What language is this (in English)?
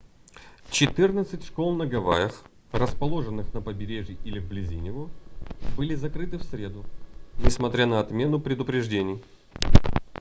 Russian